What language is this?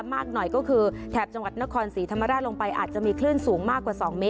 Thai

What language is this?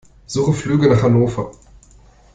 German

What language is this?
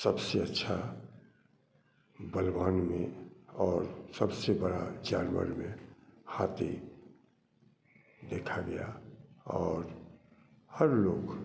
Hindi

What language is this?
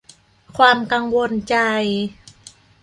Thai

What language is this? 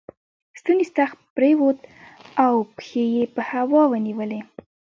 Pashto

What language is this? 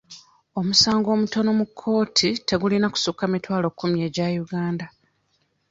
Ganda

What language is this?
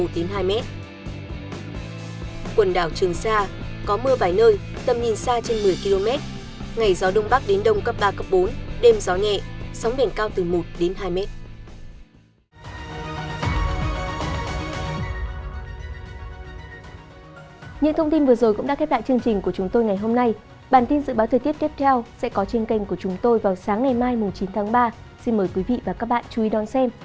Vietnamese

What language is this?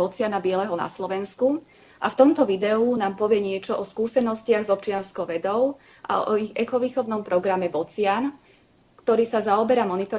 Slovak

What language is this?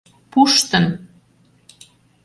Mari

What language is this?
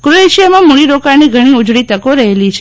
Gujarati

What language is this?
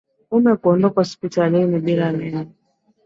Swahili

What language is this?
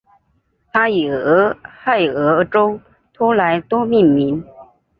Chinese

